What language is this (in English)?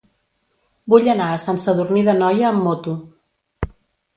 Catalan